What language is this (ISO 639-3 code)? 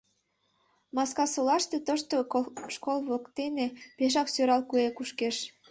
chm